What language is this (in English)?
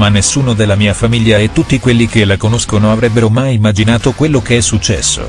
Italian